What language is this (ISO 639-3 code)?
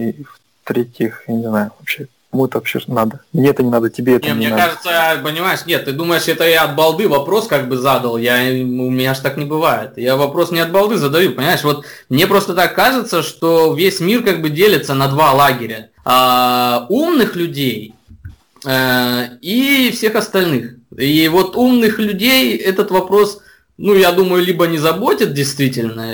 rus